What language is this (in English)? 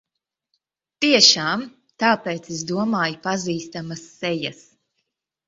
Latvian